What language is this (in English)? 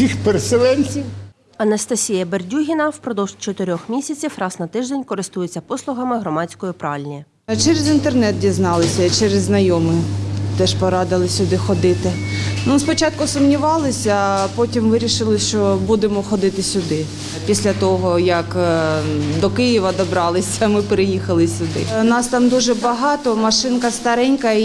Ukrainian